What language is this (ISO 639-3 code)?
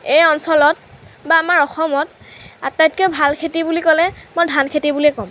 asm